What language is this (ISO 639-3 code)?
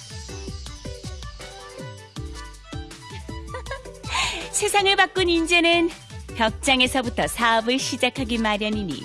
kor